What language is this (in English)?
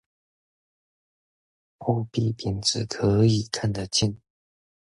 Chinese